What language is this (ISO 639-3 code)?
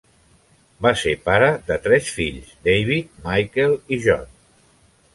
cat